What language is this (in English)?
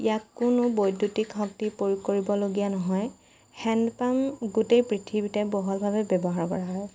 Assamese